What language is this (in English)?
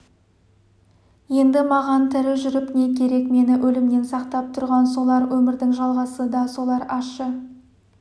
Kazakh